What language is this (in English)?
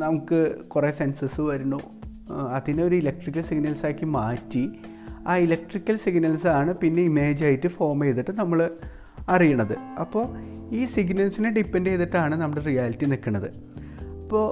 Malayalam